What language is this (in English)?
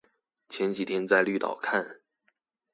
Chinese